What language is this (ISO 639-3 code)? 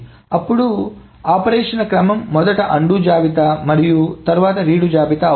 tel